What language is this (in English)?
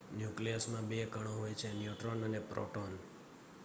Gujarati